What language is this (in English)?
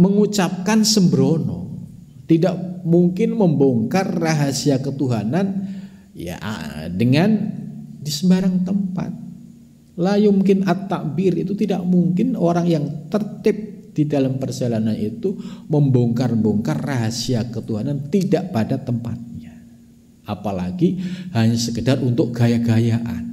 Indonesian